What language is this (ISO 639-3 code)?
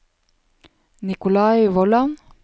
nor